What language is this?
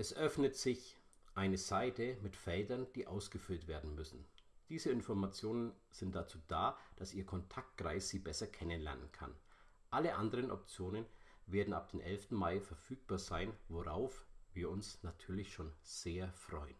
German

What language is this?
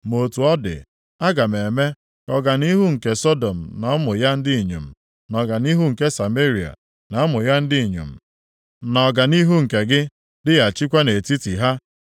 Igbo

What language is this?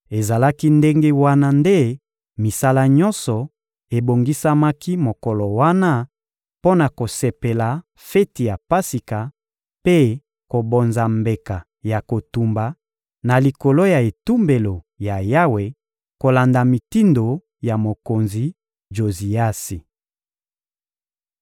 Lingala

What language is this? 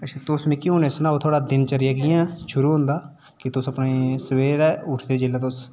Dogri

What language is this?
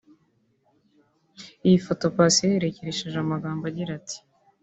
Kinyarwanda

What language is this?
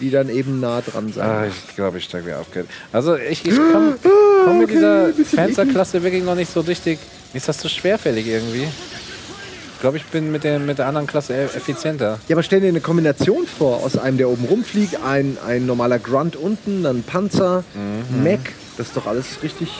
German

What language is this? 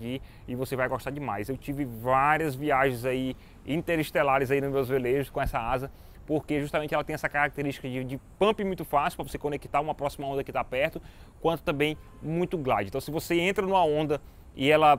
Portuguese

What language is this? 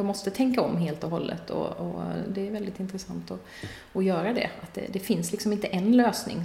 Swedish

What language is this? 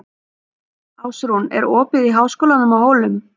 Icelandic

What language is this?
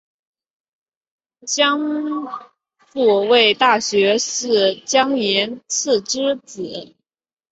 Chinese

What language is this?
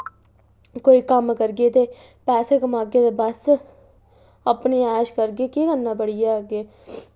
Dogri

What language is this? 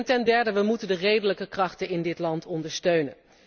Dutch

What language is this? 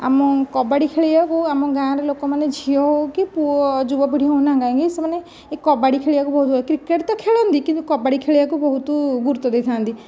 Odia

